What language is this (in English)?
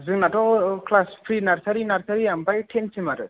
Bodo